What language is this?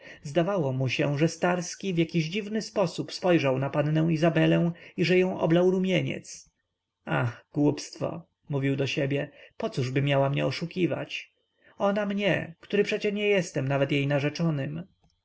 Polish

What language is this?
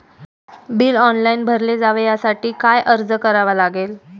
Marathi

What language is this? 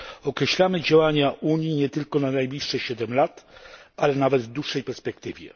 Polish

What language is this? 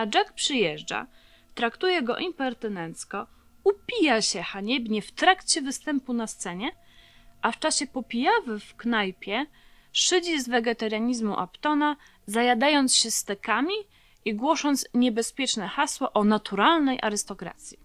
Polish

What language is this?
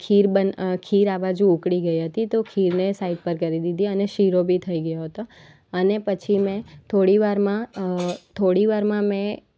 Gujarati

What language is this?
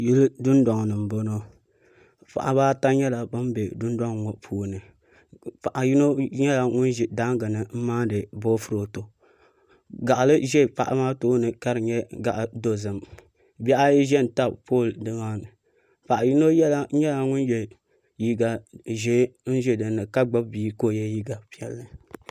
Dagbani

